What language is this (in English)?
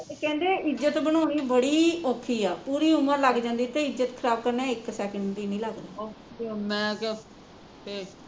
Punjabi